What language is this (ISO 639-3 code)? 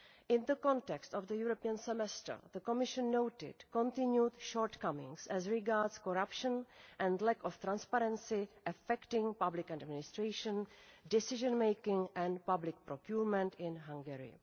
eng